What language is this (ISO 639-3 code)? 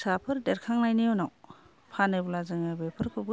brx